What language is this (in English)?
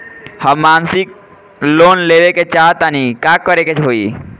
Bhojpuri